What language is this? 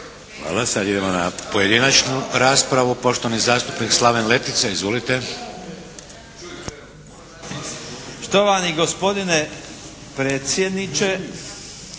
Croatian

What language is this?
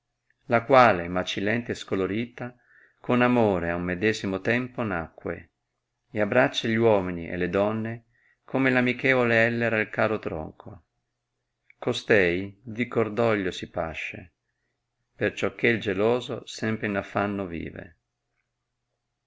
Italian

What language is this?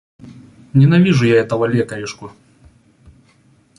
Russian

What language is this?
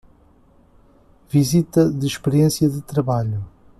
Portuguese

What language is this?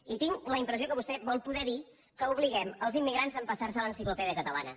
Catalan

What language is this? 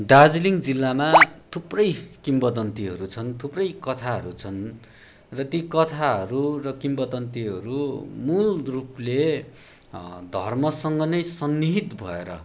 Nepali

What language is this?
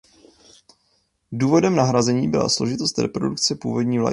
Czech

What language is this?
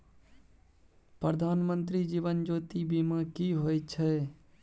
Maithili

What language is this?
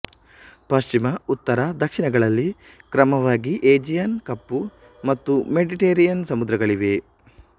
Kannada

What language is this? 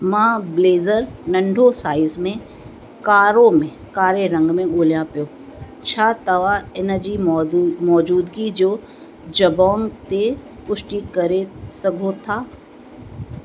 Sindhi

